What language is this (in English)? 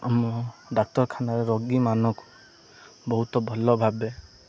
Odia